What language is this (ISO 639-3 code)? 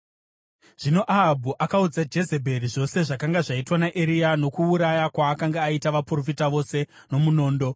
sna